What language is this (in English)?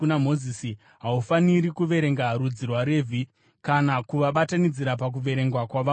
Shona